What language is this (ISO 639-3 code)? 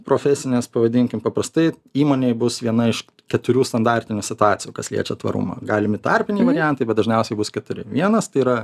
lit